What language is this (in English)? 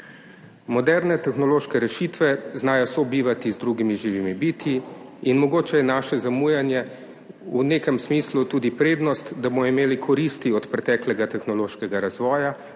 Slovenian